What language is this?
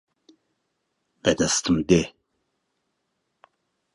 Central Kurdish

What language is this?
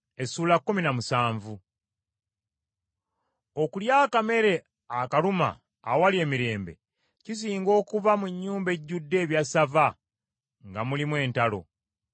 Ganda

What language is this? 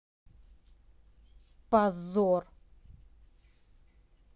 Russian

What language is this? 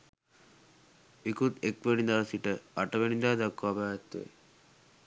Sinhala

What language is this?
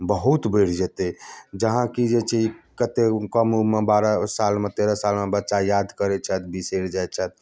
Maithili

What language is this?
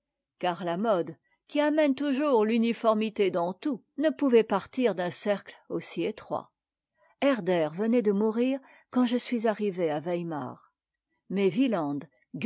French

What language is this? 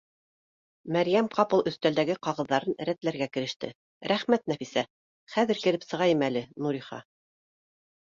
Bashkir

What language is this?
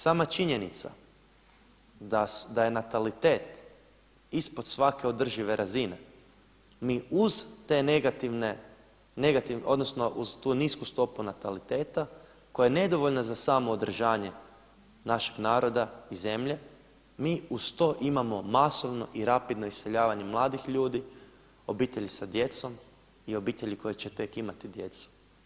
Croatian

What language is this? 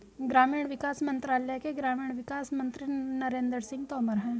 Hindi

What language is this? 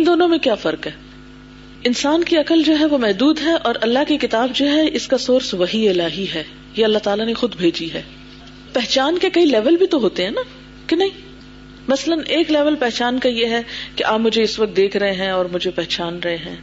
Urdu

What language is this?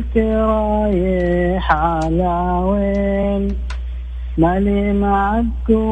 Arabic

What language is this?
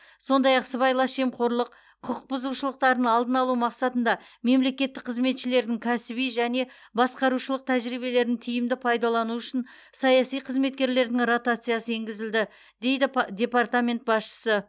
Kazakh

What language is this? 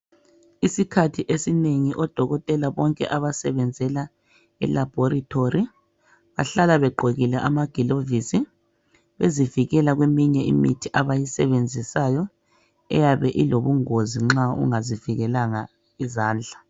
North Ndebele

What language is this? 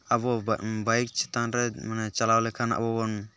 Santali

